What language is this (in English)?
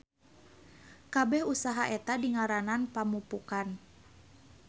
Sundanese